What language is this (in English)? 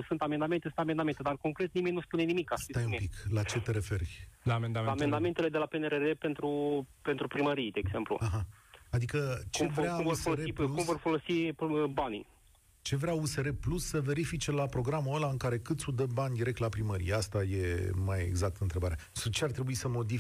Romanian